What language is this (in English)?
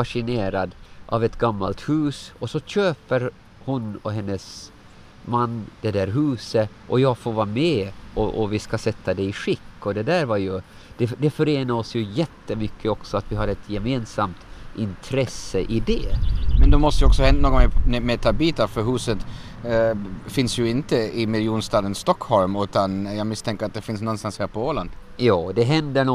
Swedish